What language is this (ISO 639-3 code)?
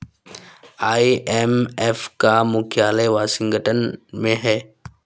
hin